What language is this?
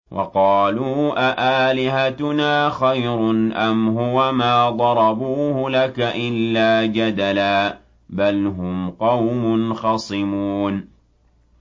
Arabic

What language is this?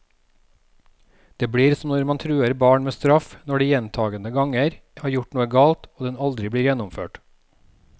Norwegian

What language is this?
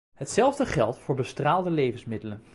Dutch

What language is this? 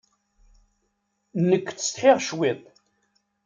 Kabyle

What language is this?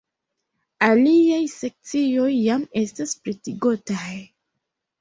Esperanto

